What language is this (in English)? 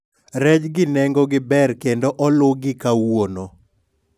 Luo (Kenya and Tanzania)